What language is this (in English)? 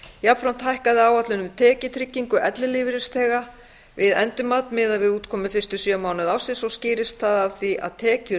Icelandic